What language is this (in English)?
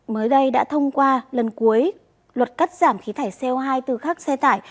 Vietnamese